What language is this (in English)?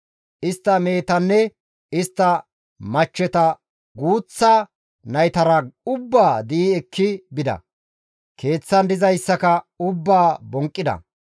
Gamo